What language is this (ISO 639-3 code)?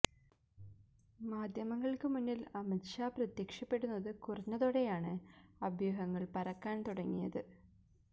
mal